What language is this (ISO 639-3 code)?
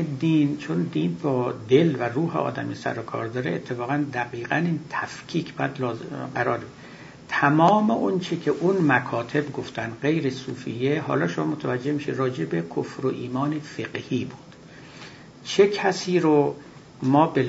fas